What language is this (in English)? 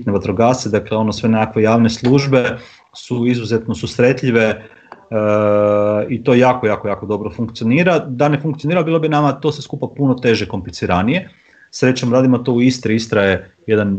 Croatian